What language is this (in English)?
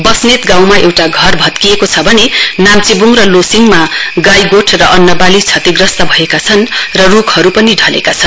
Nepali